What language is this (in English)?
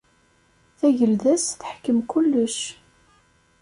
Kabyle